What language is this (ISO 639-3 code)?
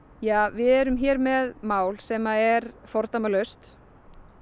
isl